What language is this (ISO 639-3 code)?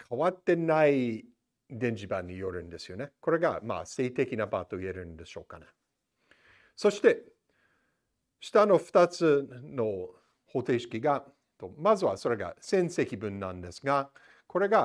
jpn